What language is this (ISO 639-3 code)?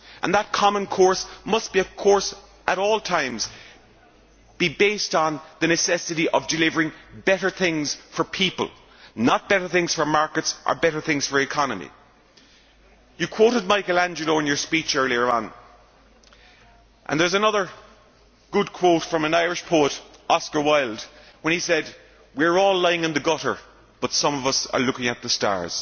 eng